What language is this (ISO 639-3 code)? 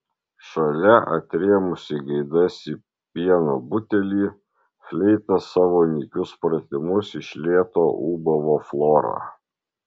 lit